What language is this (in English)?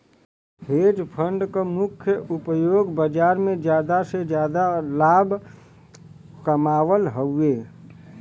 Bhojpuri